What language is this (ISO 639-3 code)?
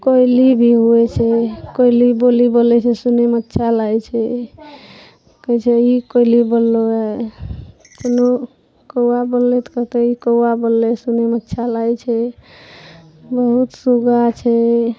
mai